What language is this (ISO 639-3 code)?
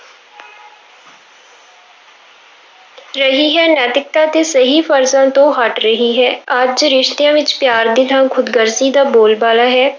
pan